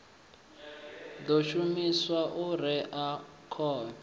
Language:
Venda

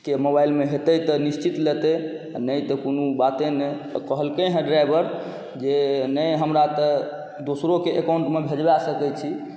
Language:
Maithili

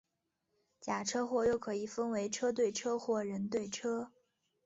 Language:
Chinese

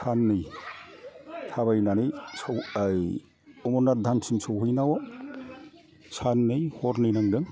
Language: Bodo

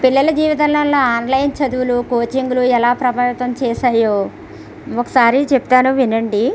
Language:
Telugu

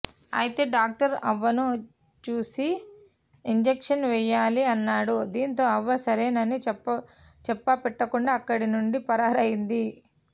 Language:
Telugu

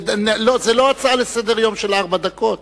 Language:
Hebrew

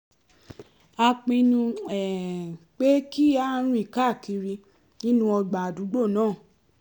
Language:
Yoruba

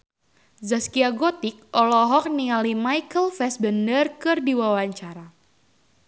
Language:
Sundanese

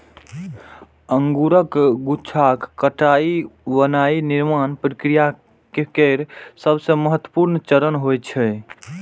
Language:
Maithili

